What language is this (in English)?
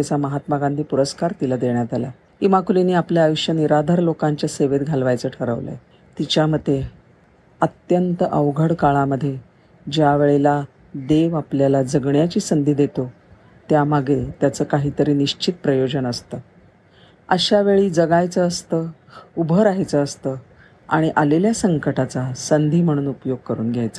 Marathi